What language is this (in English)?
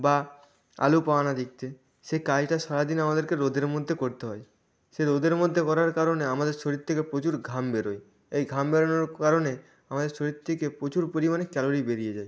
Bangla